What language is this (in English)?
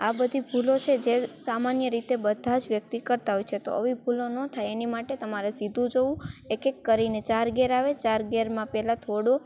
Gujarati